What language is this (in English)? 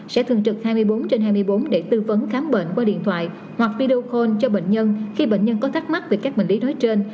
Vietnamese